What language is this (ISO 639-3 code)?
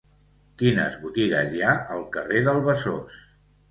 cat